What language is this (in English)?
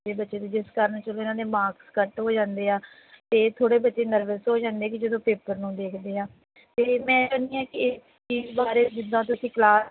Punjabi